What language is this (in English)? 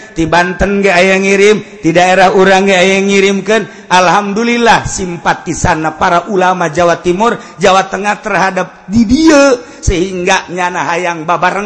Indonesian